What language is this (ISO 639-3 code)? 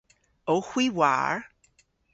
cor